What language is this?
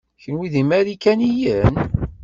Kabyle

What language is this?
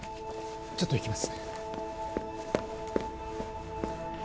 Japanese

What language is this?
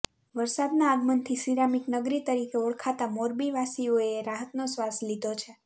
Gujarati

